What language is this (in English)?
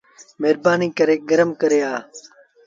Sindhi Bhil